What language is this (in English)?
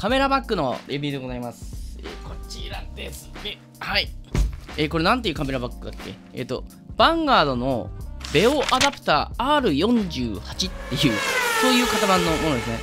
Japanese